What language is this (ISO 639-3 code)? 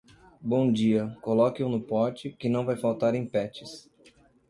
por